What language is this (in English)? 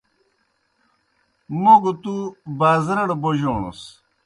Kohistani Shina